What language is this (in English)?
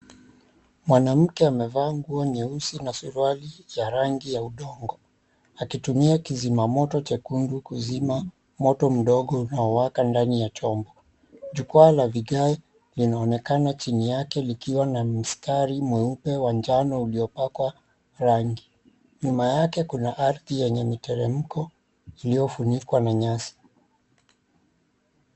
Swahili